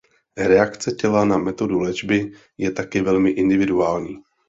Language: Czech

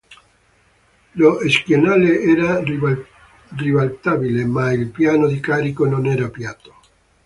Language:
Italian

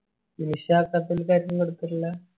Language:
Malayalam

